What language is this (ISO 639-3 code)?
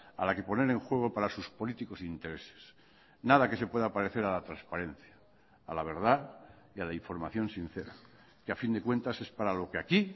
spa